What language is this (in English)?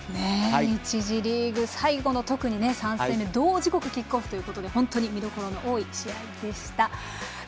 Japanese